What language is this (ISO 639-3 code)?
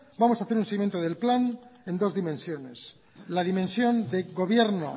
spa